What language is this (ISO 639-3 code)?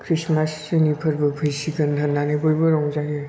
brx